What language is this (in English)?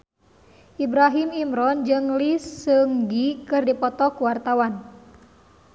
Sundanese